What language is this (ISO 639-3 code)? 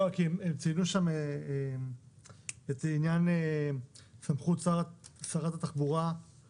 heb